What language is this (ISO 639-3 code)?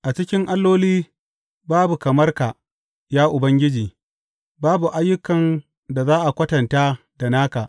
hau